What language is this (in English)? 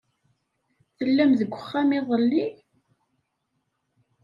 Kabyle